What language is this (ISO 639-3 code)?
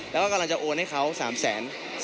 tha